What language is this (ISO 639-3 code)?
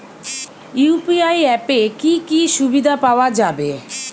ben